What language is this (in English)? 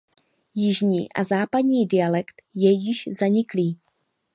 Czech